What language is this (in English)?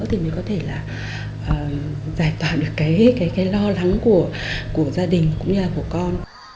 Vietnamese